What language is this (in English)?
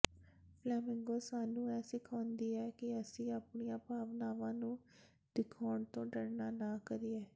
Punjabi